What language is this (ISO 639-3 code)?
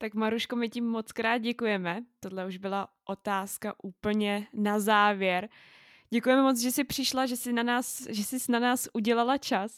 ces